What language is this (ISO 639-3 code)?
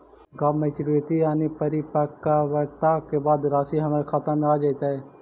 mag